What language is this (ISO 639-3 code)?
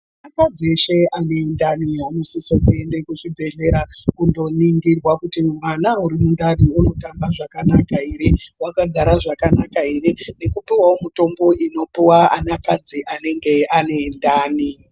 ndc